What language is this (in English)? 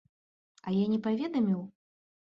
Belarusian